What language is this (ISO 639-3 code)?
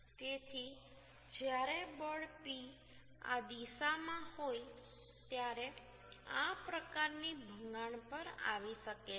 guj